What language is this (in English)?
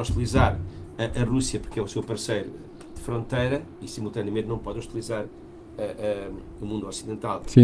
Portuguese